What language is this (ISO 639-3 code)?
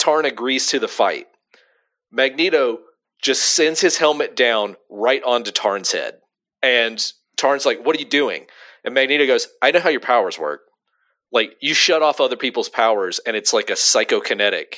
eng